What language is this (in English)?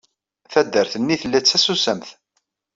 Kabyle